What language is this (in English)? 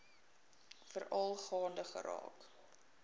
Afrikaans